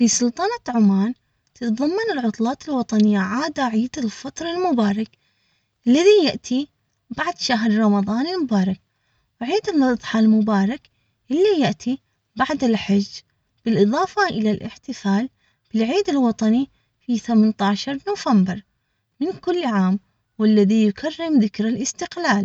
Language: Omani Arabic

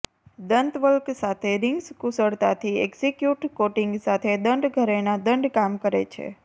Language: Gujarati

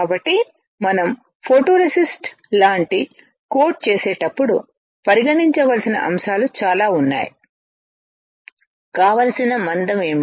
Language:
Telugu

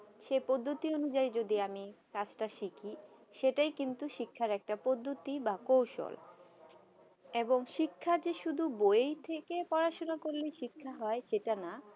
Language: Bangla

